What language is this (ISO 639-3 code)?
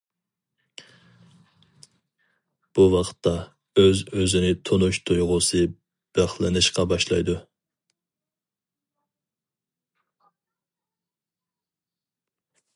uig